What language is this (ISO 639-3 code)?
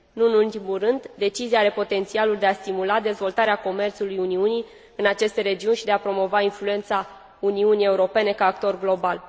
ron